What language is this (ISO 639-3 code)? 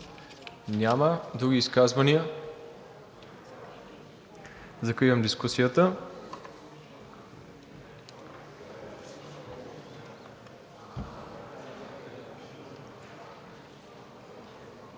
bul